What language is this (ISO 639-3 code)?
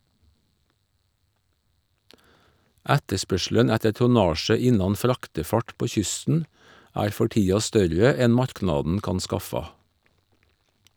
nor